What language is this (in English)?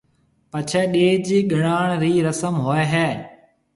Marwari (Pakistan)